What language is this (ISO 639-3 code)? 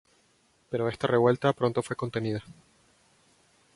spa